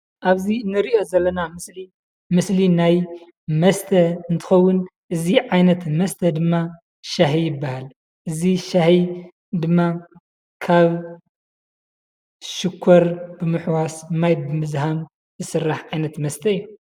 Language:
Tigrinya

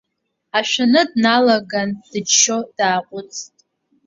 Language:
Abkhazian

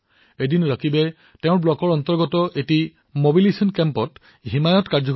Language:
Assamese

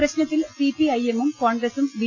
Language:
Malayalam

